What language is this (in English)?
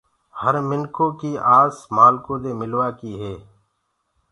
Gurgula